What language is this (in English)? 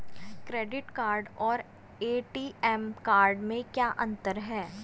Hindi